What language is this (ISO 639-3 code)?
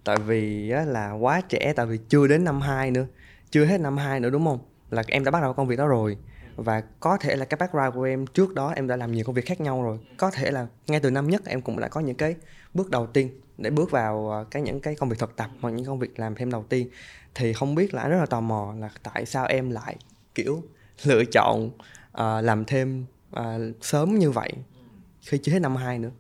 vie